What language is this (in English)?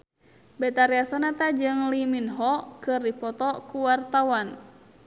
Sundanese